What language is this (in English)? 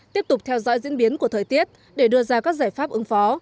Vietnamese